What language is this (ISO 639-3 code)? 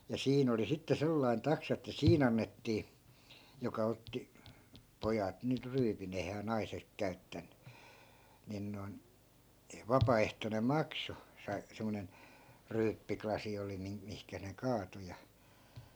fin